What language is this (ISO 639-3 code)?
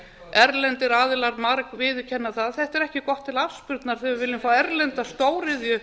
isl